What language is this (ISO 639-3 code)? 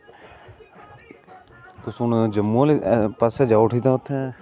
doi